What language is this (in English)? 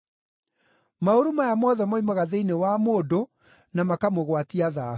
Kikuyu